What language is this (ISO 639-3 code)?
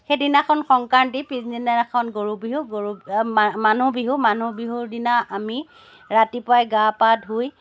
asm